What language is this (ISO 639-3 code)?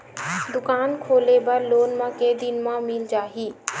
hne